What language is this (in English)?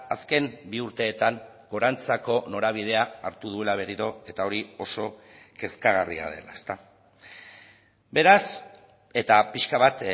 Basque